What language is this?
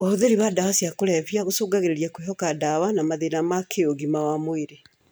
Kikuyu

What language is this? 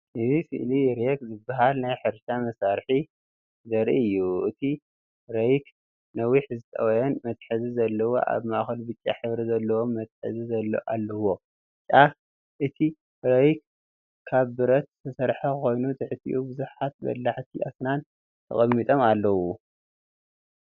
Tigrinya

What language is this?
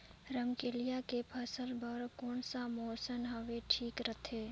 Chhattisgarhi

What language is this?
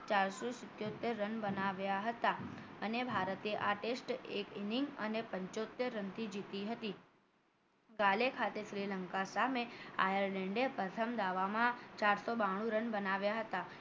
Gujarati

